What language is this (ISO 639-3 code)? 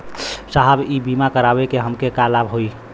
bho